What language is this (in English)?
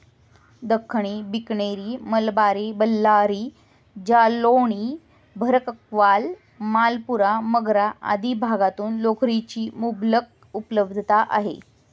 Marathi